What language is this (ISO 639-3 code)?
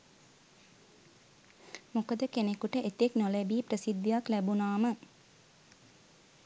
sin